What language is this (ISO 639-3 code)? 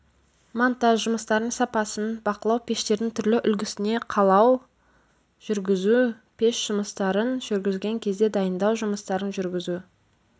kaz